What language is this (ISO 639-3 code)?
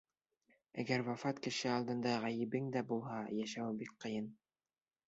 bak